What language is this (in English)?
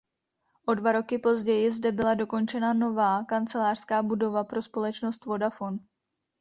Czech